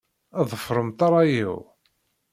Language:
Kabyle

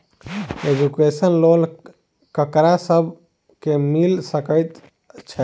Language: Maithili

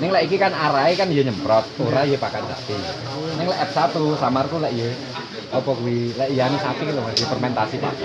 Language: Indonesian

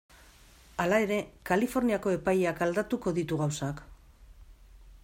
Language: Basque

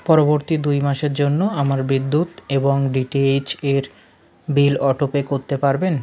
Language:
Bangla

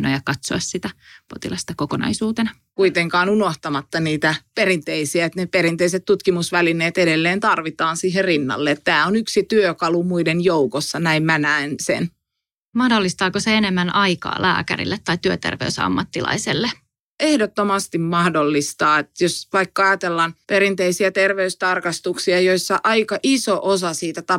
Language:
Finnish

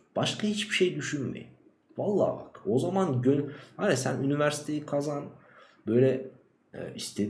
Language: Turkish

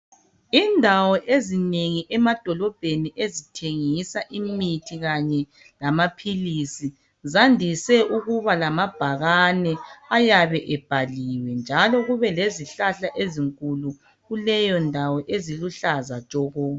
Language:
North Ndebele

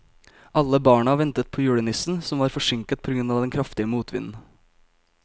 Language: Norwegian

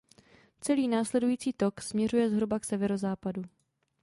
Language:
Czech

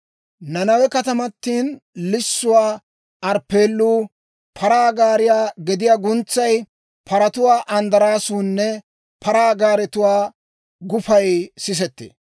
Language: Dawro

